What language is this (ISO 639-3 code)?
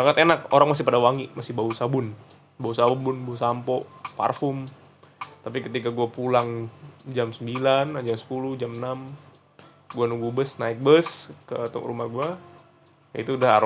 ind